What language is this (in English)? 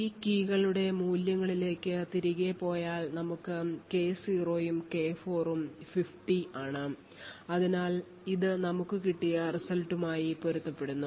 Malayalam